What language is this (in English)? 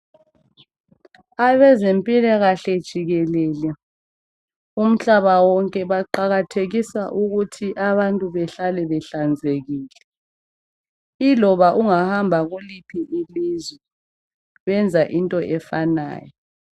North Ndebele